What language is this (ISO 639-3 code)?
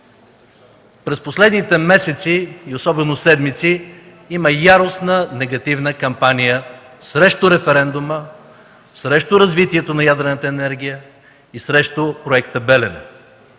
bul